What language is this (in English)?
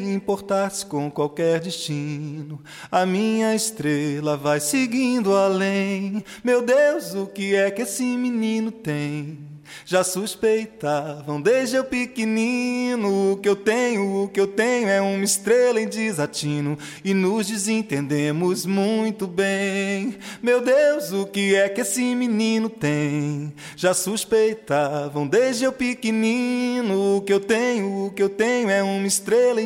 Portuguese